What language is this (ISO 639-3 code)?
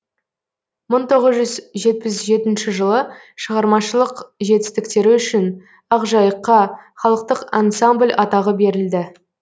kaz